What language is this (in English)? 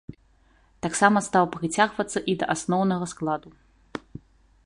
Belarusian